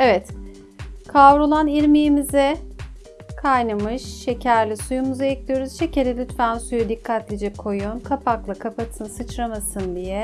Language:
Turkish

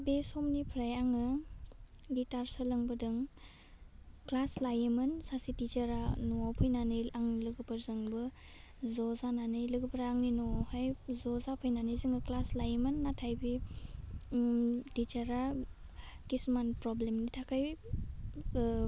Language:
Bodo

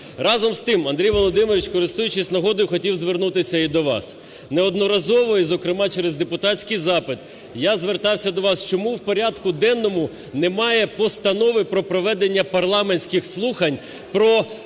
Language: Ukrainian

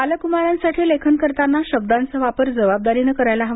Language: Marathi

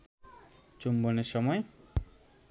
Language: Bangla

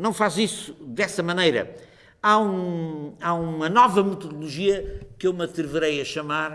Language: Portuguese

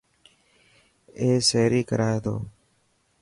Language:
Dhatki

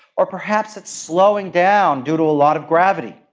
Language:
English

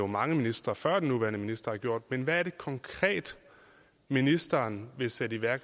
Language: Danish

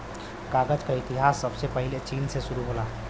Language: Bhojpuri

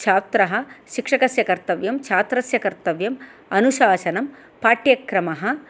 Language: Sanskrit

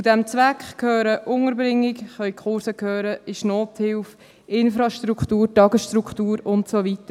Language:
Swiss German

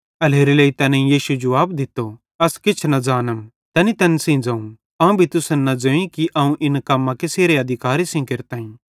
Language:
Bhadrawahi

